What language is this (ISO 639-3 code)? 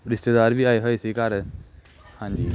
pan